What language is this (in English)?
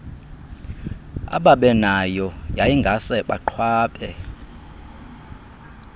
Xhosa